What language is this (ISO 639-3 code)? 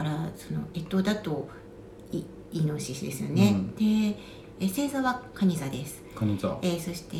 jpn